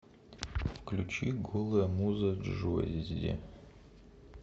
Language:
Russian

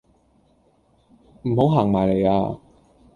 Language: Cantonese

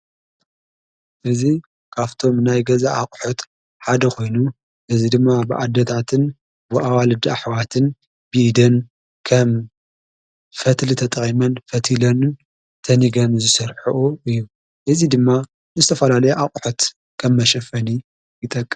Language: Tigrinya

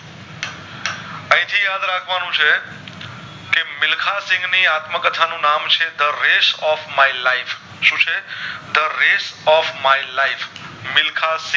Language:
Gujarati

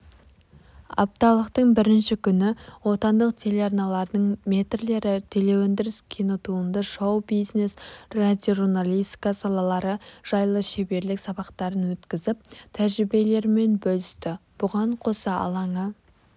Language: Kazakh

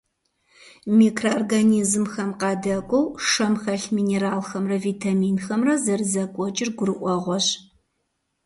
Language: Kabardian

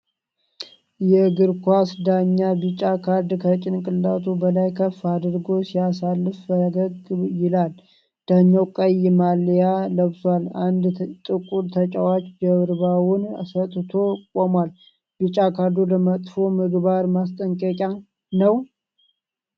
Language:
Amharic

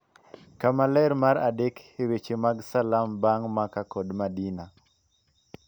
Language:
Luo (Kenya and Tanzania)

